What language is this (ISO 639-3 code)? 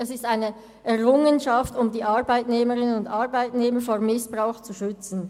gsw